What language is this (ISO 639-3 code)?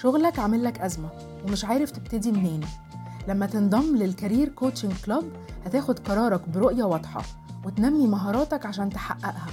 ara